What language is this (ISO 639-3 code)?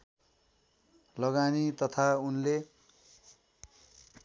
nep